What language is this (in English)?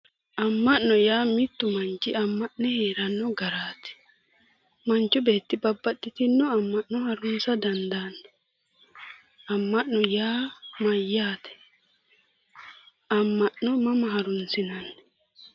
Sidamo